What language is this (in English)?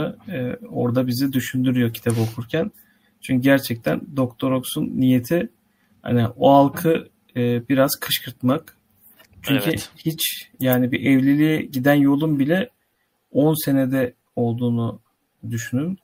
Turkish